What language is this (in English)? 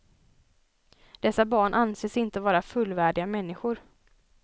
Swedish